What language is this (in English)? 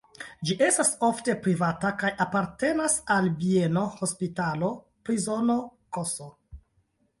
Esperanto